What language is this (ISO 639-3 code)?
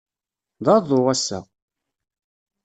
kab